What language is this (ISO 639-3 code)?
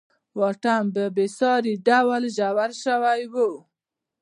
pus